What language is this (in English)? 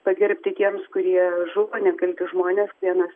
Lithuanian